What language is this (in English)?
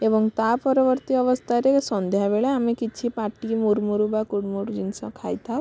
Odia